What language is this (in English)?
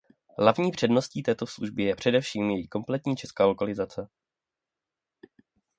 Czech